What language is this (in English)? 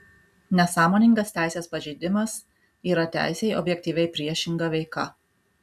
Lithuanian